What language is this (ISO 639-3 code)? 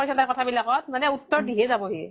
asm